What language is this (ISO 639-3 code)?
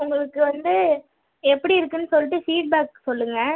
tam